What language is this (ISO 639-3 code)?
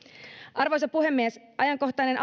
fin